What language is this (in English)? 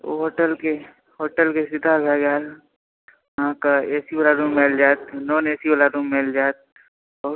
Maithili